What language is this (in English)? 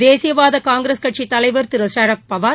Tamil